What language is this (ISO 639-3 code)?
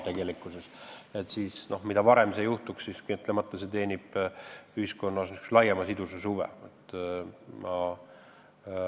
est